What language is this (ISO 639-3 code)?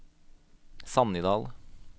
nor